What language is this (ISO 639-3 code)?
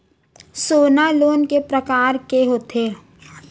hne